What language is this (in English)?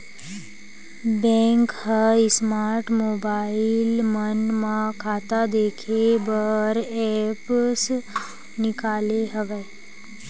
Chhattisgarhi